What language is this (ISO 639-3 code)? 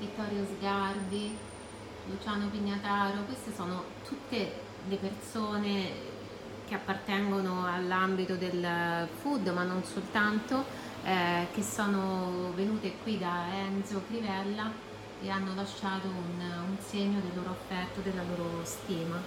ita